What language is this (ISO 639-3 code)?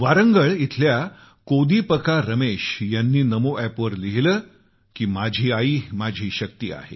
mar